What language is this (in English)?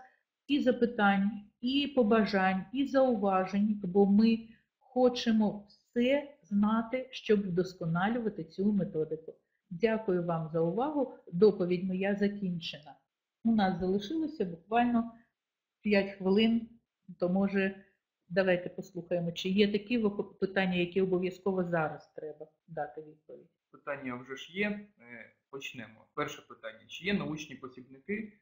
Ukrainian